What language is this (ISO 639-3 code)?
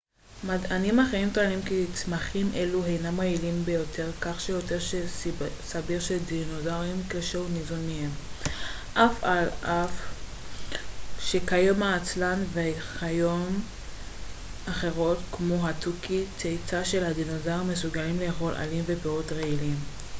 heb